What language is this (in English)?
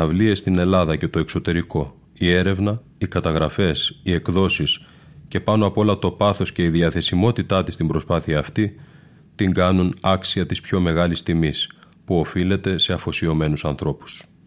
Greek